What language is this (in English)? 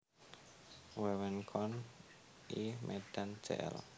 Javanese